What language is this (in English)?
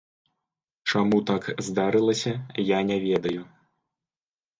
Belarusian